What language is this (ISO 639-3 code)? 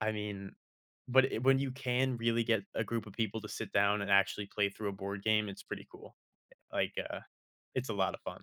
eng